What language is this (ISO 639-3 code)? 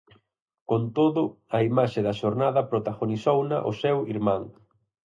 glg